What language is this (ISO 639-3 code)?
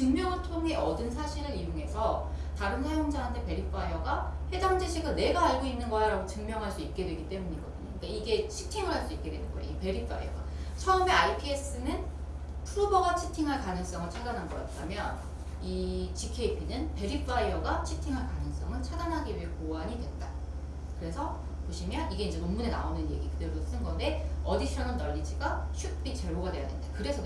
kor